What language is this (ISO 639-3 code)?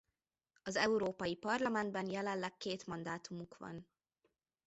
hun